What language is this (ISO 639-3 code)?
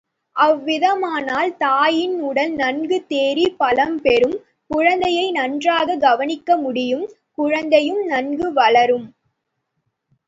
tam